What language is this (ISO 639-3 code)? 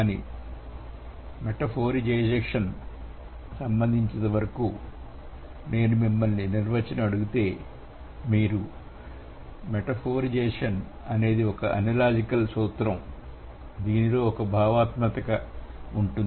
tel